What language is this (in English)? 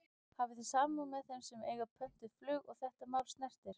Icelandic